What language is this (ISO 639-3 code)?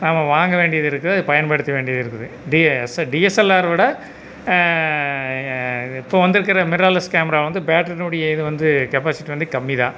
tam